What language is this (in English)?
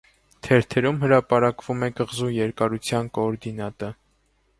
Armenian